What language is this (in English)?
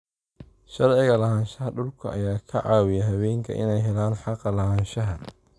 Somali